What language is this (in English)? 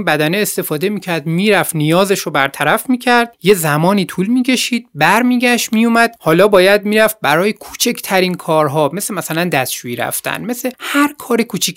Persian